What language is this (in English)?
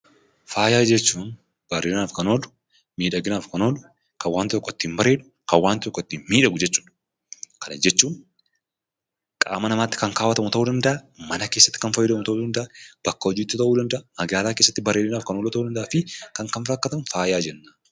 Oromo